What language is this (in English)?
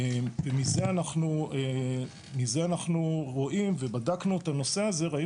Hebrew